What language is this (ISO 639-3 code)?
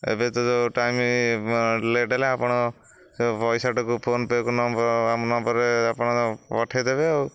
ori